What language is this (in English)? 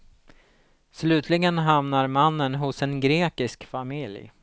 Swedish